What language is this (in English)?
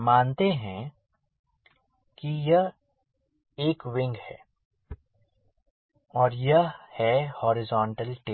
Hindi